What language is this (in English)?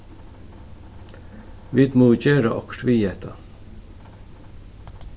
Faroese